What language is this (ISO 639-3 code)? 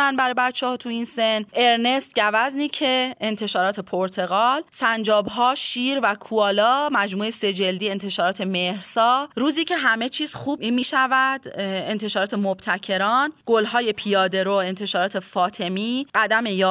fas